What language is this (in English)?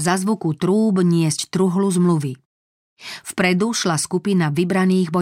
Slovak